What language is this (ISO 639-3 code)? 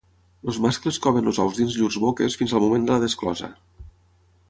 cat